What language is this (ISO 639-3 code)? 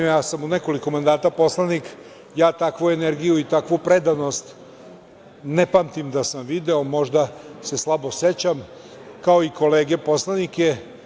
srp